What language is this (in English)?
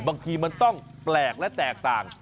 Thai